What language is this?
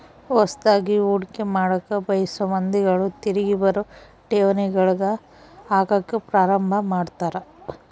Kannada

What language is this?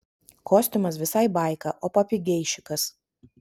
Lithuanian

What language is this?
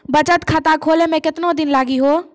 Maithili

